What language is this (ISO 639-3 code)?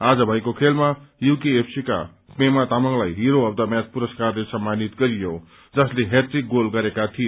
nep